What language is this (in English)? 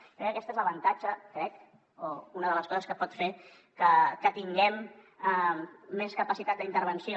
Catalan